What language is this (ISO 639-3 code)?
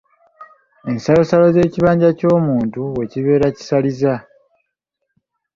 lug